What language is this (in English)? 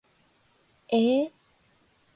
Japanese